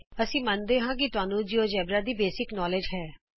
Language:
Punjabi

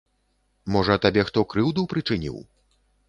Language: Belarusian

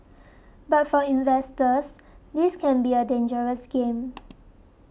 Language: English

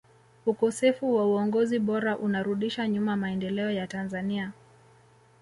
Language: Swahili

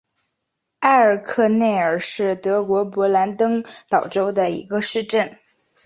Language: Chinese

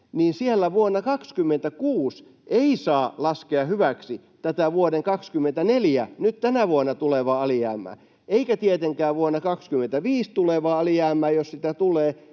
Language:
Finnish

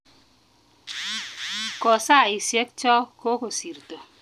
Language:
Kalenjin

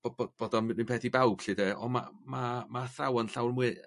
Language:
Welsh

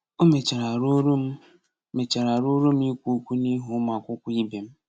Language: Igbo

